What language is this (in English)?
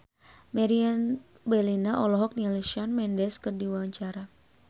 Sundanese